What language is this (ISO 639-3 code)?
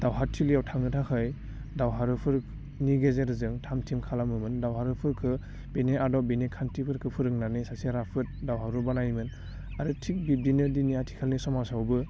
brx